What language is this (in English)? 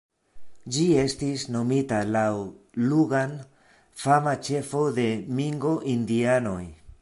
Esperanto